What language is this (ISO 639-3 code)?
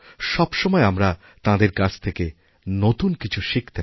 ben